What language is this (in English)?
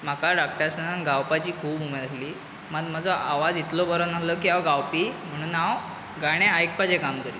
Konkani